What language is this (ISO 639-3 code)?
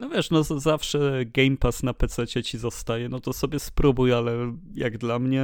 pol